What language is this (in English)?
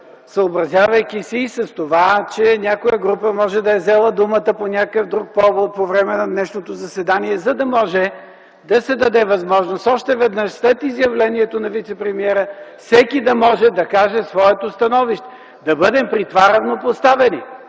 Bulgarian